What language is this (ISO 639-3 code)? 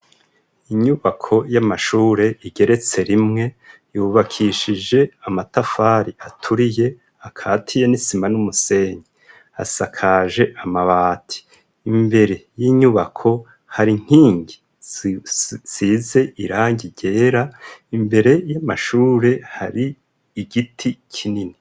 run